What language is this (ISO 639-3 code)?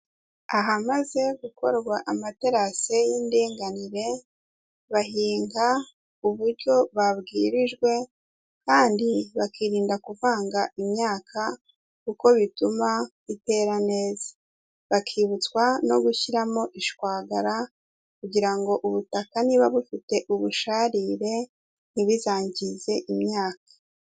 kin